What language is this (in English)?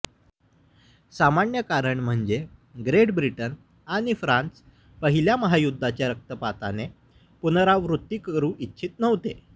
Marathi